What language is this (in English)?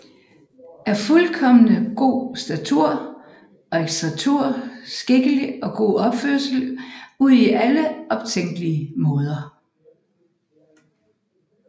Danish